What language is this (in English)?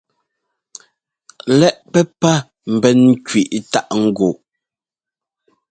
Ngomba